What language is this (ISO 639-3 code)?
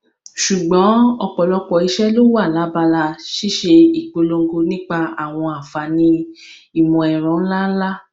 yor